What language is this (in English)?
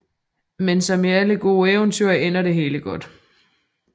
Danish